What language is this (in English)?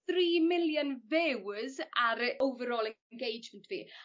Welsh